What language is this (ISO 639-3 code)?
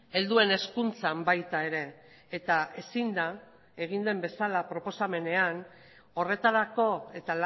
eus